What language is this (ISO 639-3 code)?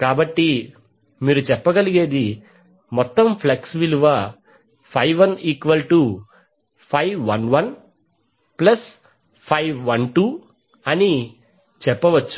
tel